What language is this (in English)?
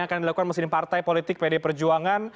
Indonesian